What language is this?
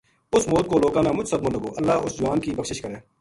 Gujari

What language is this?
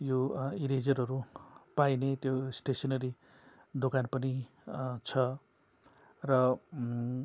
Nepali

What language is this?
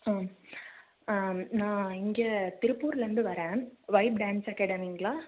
Tamil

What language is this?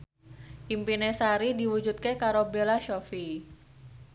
Javanese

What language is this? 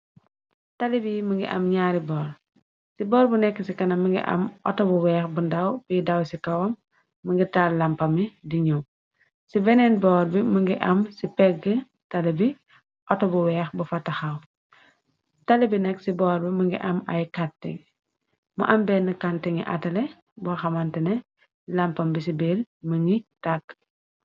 Wolof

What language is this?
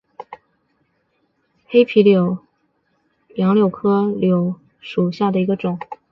Chinese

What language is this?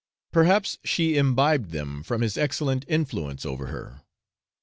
English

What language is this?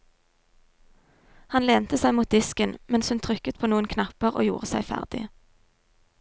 Norwegian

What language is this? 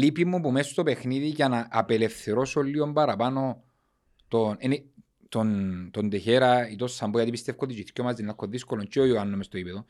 Greek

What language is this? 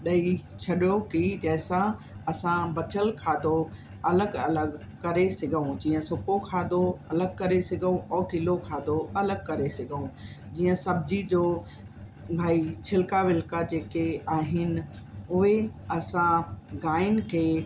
Sindhi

